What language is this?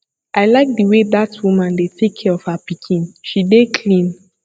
Nigerian Pidgin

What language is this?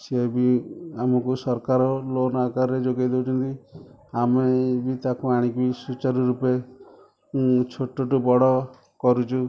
Odia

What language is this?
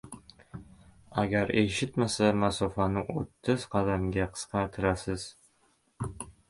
Uzbek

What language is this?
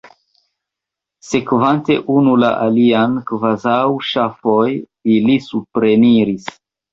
Esperanto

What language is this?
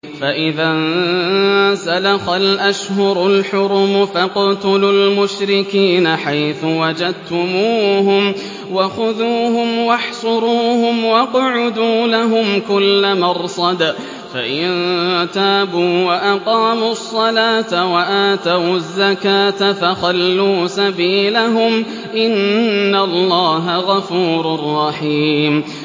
Arabic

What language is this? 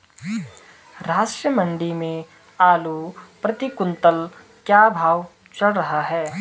Hindi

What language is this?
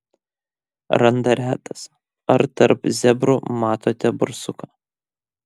Lithuanian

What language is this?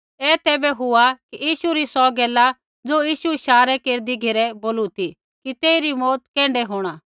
Kullu Pahari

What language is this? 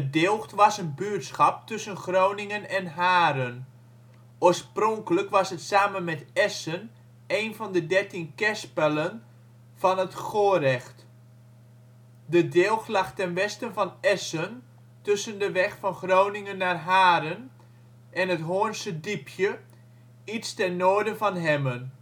Dutch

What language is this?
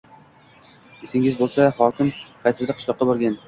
Uzbek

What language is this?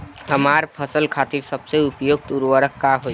Bhojpuri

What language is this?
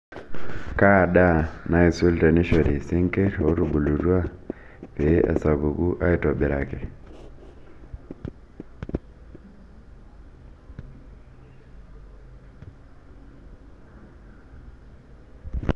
Masai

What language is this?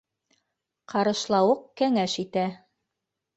Bashkir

